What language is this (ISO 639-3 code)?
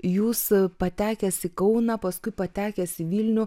lit